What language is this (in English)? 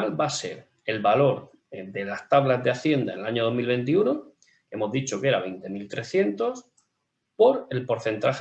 Spanish